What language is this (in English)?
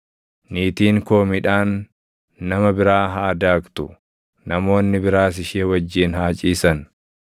Oromo